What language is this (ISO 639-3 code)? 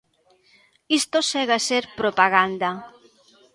glg